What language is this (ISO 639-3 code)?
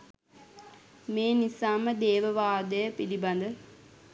sin